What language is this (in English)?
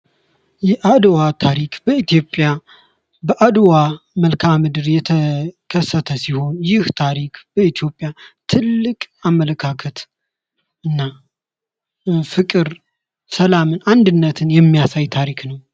Amharic